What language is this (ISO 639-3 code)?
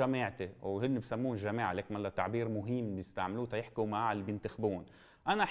ara